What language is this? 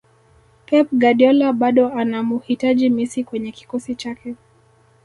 Swahili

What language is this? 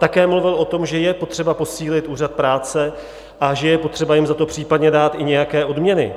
Czech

